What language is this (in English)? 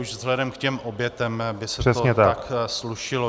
Czech